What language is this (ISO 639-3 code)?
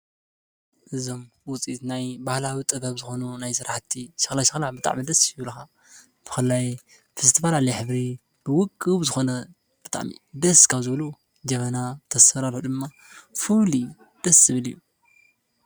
tir